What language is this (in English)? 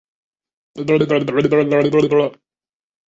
Chinese